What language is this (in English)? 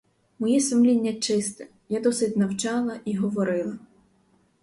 Ukrainian